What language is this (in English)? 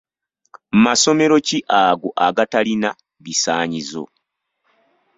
Ganda